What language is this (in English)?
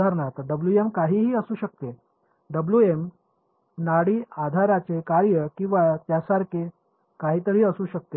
Marathi